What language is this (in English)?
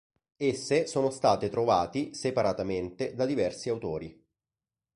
Italian